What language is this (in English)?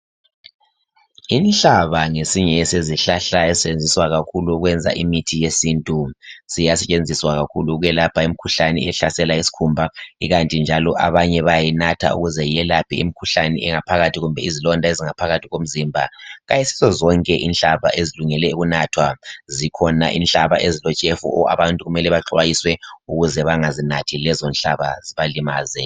North Ndebele